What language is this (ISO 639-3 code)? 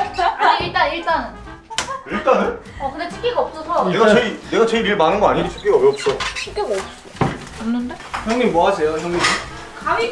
kor